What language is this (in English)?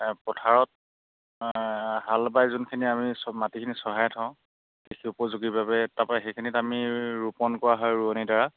Assamese